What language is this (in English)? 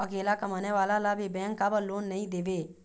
Chhattisgarhi